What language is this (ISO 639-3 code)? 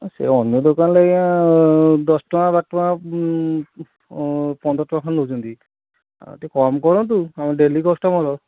ori